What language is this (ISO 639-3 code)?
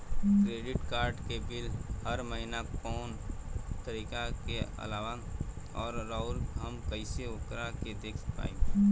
bho